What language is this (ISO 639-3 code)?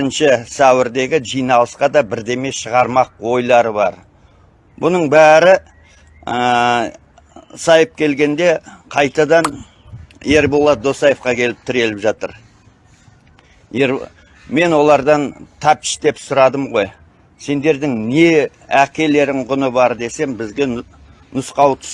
tur